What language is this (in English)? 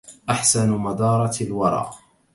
Arabic